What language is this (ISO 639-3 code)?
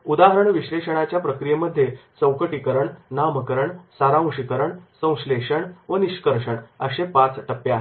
mar